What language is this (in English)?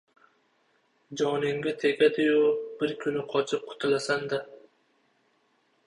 Uzbek